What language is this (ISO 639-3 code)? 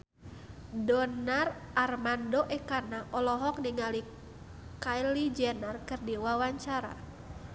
sun